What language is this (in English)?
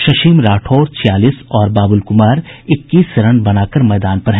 Hindi